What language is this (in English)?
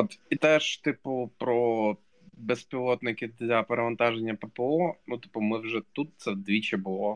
Ukrainian